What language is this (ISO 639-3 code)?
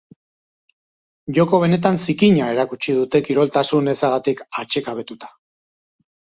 eus